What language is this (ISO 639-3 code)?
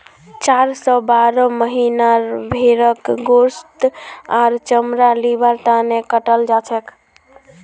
mag